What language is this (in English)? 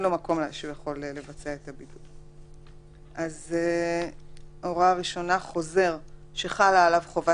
Hebrew